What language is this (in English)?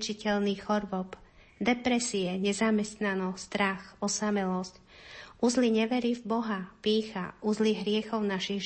Slovak